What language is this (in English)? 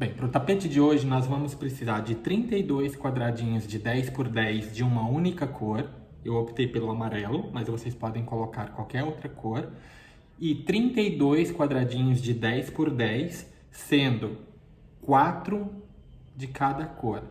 Portuguese